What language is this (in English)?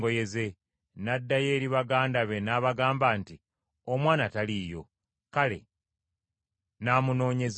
Ganda